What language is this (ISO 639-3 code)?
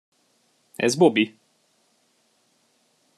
hun